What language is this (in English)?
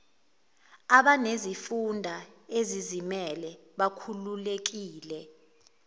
Zulu